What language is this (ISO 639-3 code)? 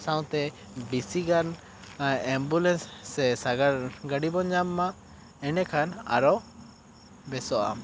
sat